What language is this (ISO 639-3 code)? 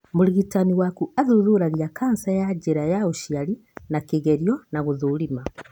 kik